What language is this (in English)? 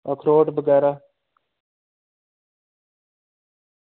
Dogri